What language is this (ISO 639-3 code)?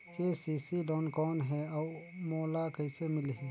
hne